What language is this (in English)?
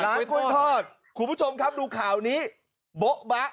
Thai